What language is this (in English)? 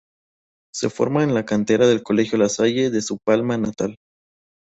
Spanish